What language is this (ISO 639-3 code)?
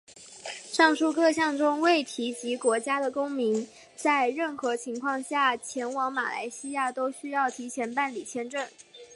zho